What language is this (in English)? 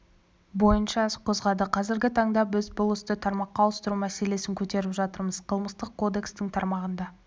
Kazakh